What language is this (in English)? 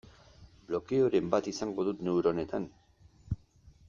Basque